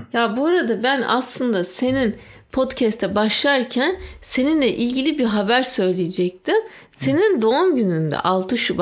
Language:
Turkish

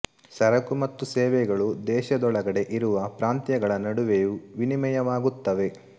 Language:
Kannada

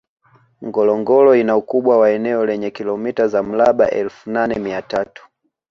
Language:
Swahili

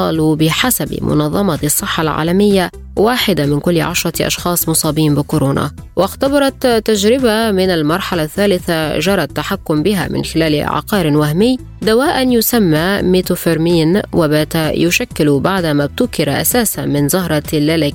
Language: Arabic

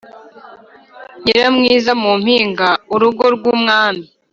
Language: Kinyarwanda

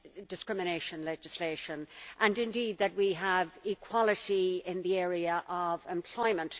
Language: English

